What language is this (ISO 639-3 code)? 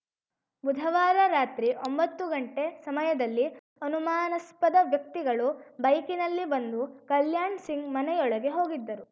kan